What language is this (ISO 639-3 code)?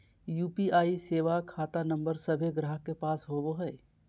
mag